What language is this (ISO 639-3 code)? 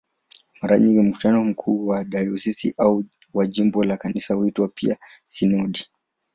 swa